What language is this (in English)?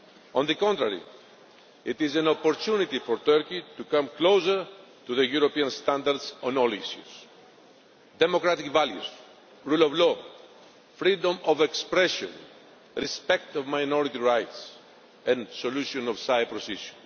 English